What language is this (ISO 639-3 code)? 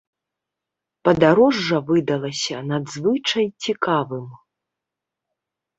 bel